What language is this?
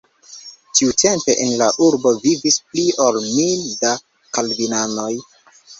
Esperanto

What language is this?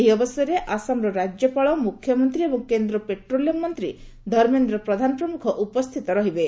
Odia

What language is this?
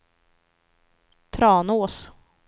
Swedish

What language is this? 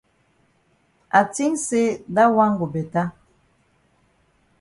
Cameroon Pidgin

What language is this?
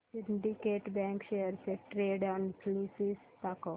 Marathi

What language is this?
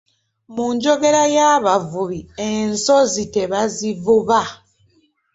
Ganda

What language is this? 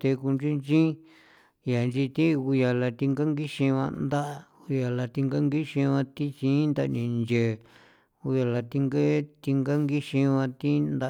San Felipe Otlaltepec Popoloca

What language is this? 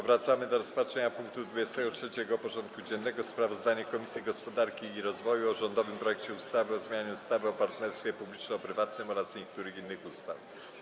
Polish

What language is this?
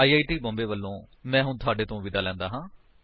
Punjabi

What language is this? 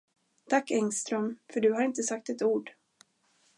Swedish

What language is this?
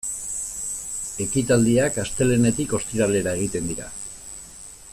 Basque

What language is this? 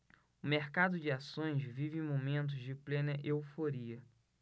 Portuguese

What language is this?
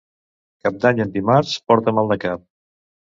Catalan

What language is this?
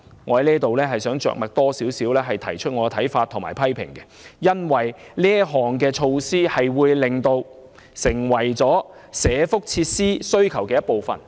Cantonese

